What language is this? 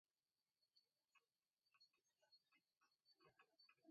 Mari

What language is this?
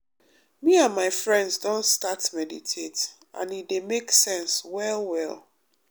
Nigerian Pidgin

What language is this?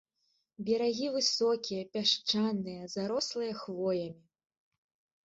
Belarusian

